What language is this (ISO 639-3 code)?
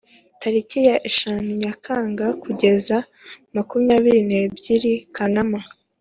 kin